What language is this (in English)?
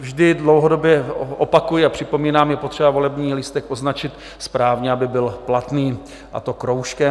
Czech